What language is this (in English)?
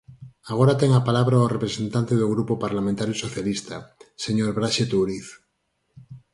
Galician